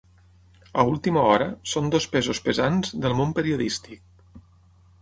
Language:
Catalan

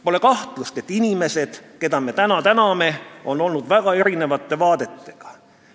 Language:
Estonian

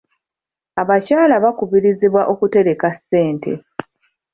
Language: Ganda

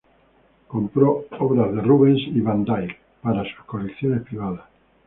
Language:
Spanish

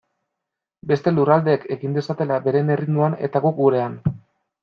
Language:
Basque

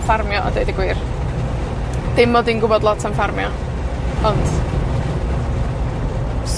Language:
Welsh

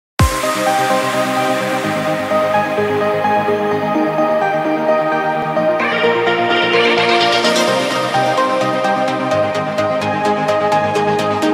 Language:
English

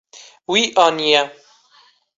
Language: Kurdish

